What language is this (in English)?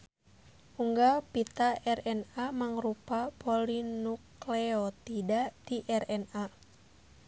Sundanese